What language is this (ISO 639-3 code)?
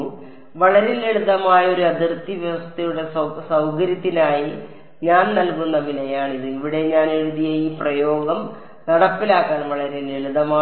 mal